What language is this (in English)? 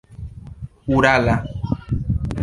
Esperanto